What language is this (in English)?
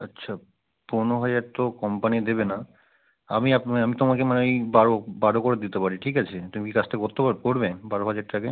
Bangla